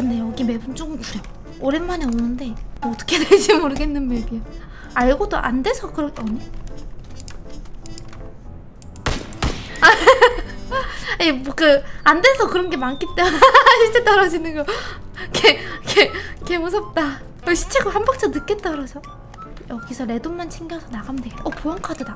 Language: Korean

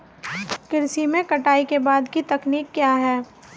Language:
Hindi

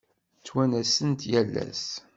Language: Kabyle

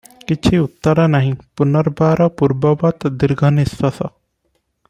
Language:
Odia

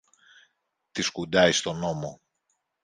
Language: Greek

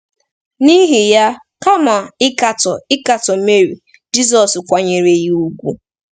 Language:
Igbo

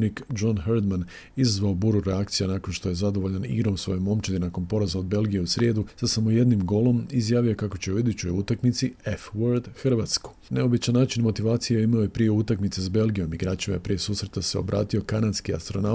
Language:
Croatian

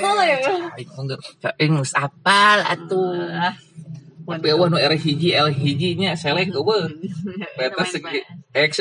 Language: Indonesian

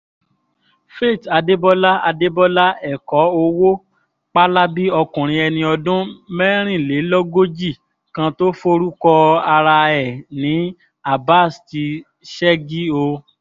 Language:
Yoruba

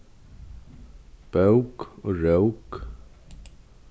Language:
Faroese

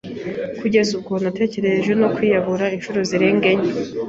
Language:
Kinyarwanda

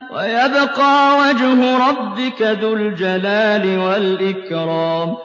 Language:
Arabic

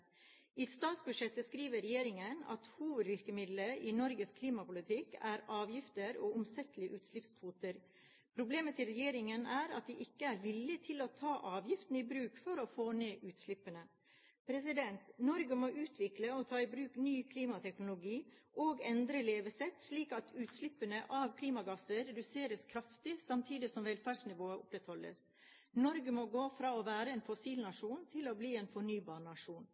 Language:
Norwegian Bokmål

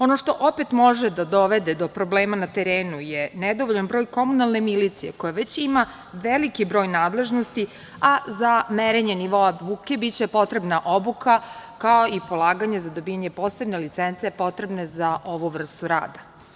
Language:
Serbian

